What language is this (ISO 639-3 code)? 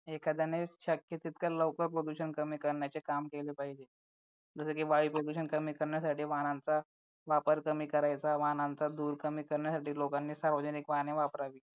mar